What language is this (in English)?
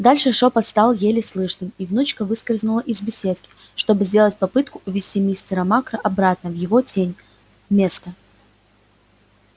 Russian